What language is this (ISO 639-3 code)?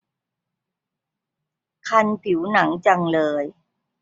tha